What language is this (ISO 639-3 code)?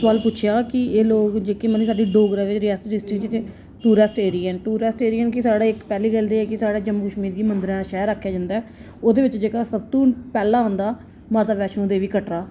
doi